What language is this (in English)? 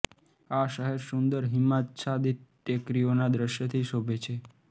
Gujarati